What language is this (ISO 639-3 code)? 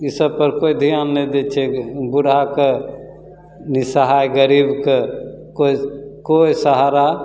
mai